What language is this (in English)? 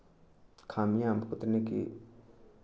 Hindi